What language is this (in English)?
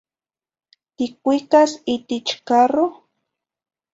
Zacatlán-Ahuacatlán-Tepetzintla Nahuatl